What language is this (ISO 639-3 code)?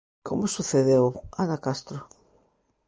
glg